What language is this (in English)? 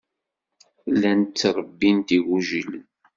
Kabyle